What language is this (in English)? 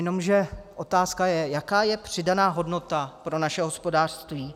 Czech